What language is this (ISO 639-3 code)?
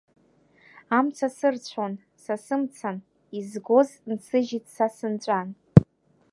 abk